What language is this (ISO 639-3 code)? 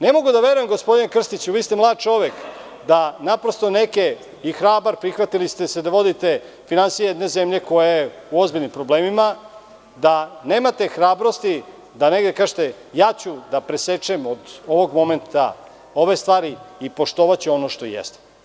srp